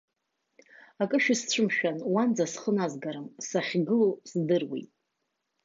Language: Abkhazian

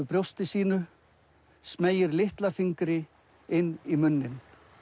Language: Icelandic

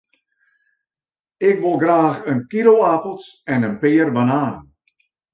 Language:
Western Frisian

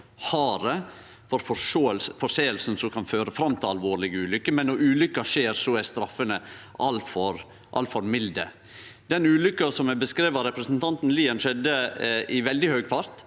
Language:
Norwegian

